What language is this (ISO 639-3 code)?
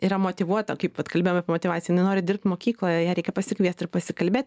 lit